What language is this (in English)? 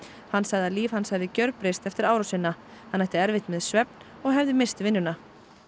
Icelandic